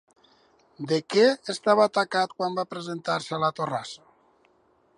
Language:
Catalan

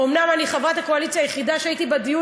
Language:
Hebrew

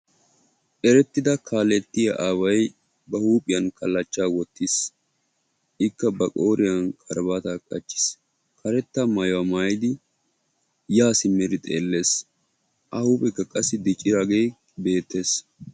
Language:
Wolaytta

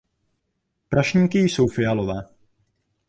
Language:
Czech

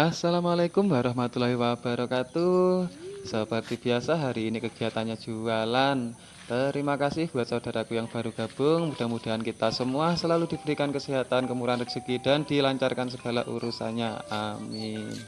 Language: Indonesian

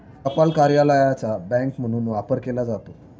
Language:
Marathi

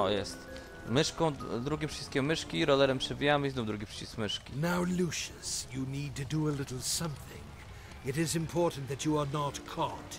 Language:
Polish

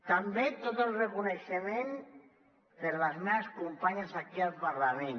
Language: Catalan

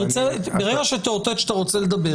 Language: Hebrew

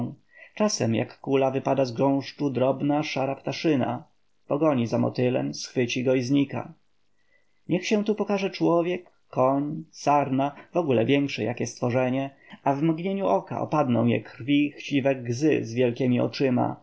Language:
Polish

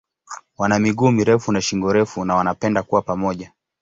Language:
Swahili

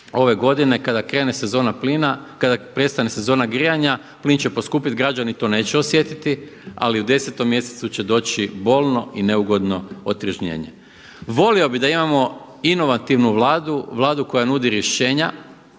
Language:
Croatian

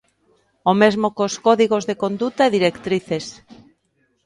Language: Galician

